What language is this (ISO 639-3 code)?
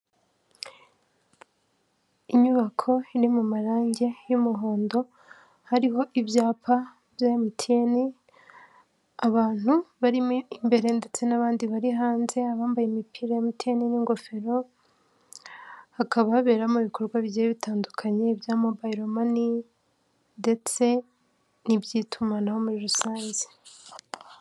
kin